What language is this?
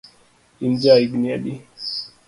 Luo (Kenya and Tanzania)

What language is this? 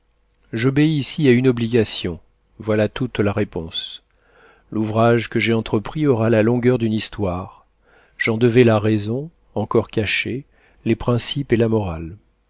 French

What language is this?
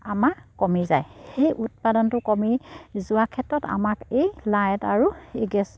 Assamese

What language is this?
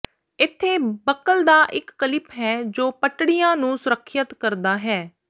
Punjabi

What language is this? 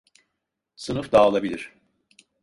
Turkish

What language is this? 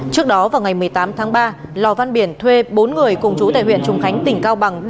Vietnamese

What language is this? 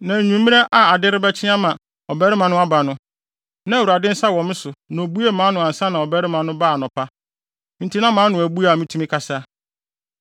Akan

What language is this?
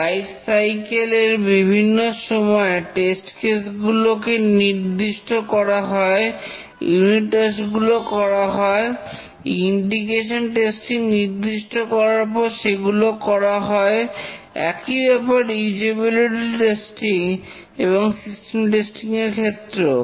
Bangla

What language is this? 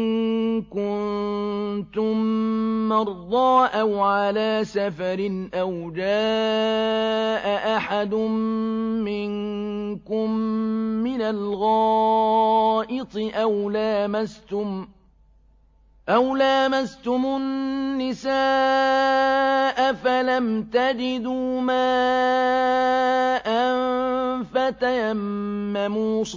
Arabic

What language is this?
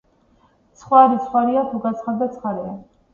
Georgian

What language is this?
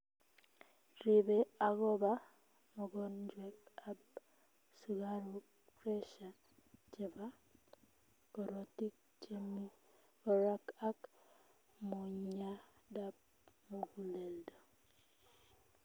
Kalenjin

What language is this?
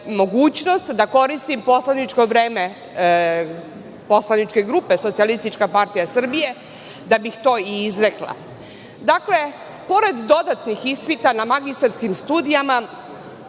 Serbian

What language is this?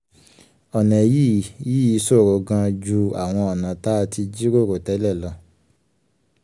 Yoruba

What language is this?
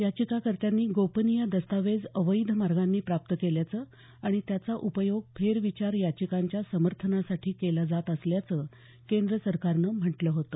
Marathi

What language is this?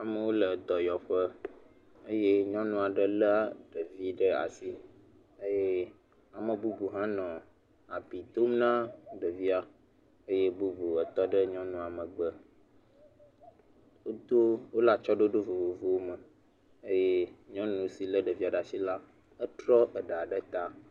Ewe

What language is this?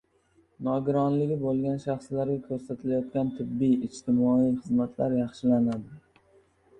Uzbek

